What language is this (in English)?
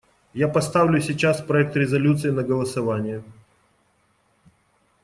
Russian